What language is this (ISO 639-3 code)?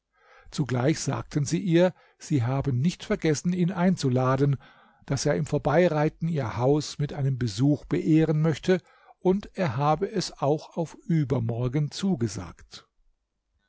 deu